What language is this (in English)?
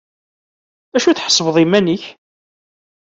Kabyle